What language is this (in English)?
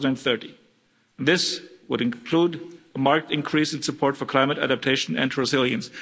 English